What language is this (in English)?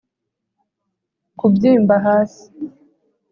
Kinyarwanda